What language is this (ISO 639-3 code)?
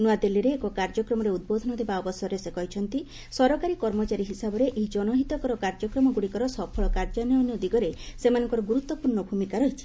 ori